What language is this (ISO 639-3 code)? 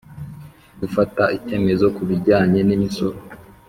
kin